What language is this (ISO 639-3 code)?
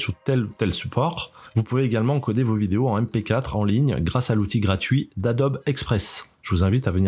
fra